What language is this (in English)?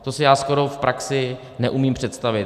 Czech